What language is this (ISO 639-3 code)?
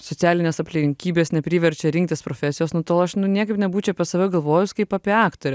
lit